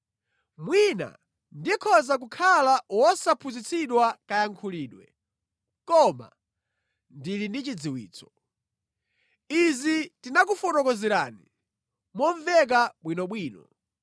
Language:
Nyanja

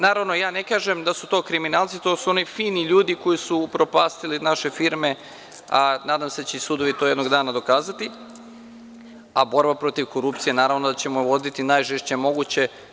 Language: Serbian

